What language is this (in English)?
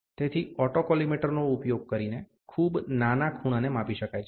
Gujarati